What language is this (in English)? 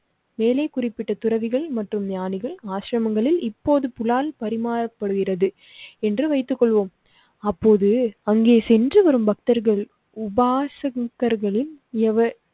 Tamil